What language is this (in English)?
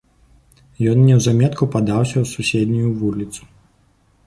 Belarusian